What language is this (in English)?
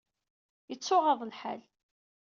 Kabyle